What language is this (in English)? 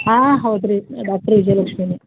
Kannada